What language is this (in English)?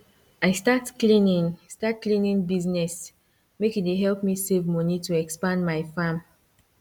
Nigerian Pidgin